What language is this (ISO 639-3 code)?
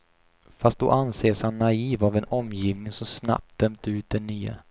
swe